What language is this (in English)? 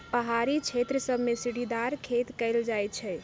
Magahi